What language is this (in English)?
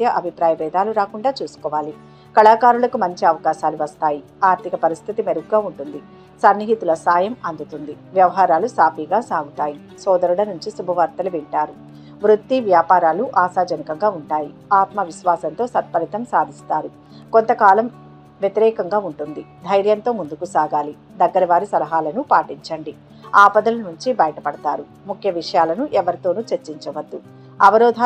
Telugu